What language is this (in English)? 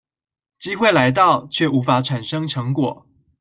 Chinese